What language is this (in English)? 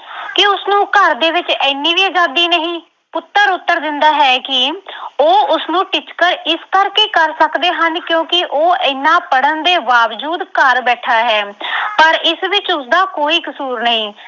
Punjabi